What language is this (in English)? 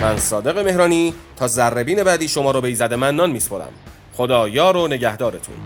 Persian